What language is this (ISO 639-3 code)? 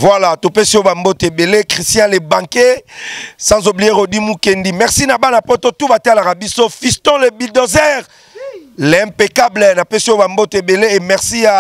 fra